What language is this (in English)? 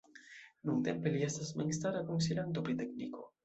Esperanto